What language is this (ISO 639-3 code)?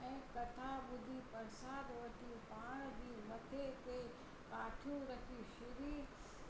snd